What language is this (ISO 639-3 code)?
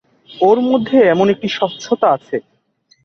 ben